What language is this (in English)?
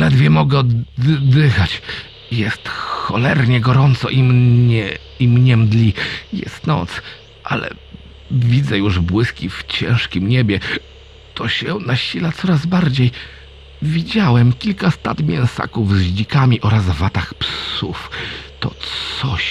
Polish